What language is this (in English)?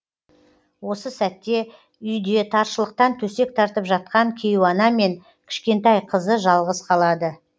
Kazakh